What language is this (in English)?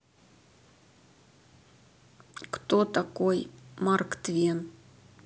Russian